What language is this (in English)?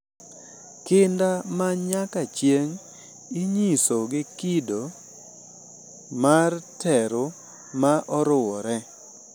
Luo (Kenya and Tanzania)